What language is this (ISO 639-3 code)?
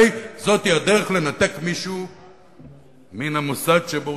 heb